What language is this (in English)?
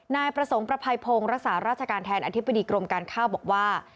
Thai